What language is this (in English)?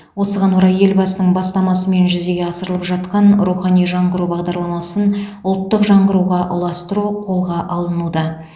Kazakh